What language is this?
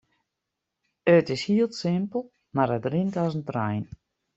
Western Frisian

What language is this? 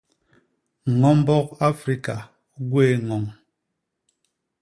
Basaa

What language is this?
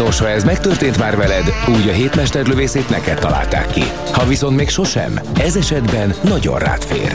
Hungarian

